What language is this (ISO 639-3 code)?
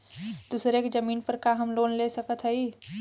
bho